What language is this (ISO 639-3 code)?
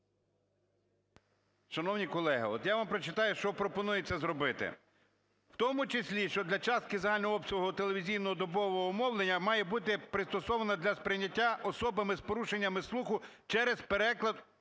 ukr